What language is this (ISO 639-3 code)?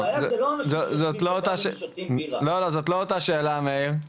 heb